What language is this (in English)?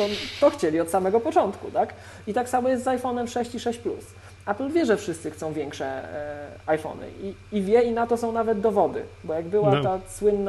Polish